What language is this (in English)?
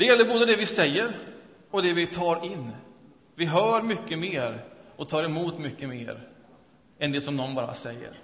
Swedish